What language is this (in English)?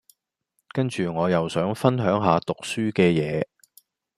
Cantonese